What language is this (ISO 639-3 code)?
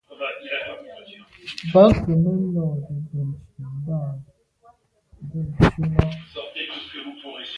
byv